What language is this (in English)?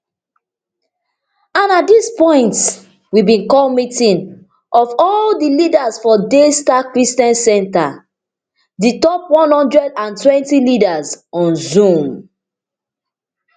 Nigerian Pidgin